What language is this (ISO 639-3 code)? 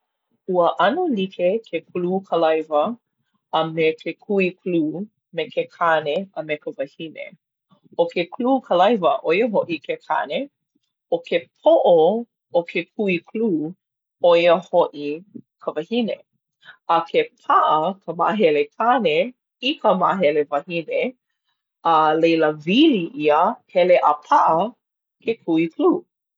haw